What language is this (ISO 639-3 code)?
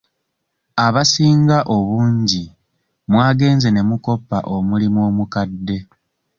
lug